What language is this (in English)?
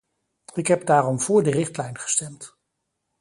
Dutch